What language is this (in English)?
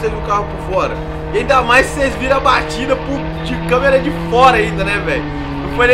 Portuguese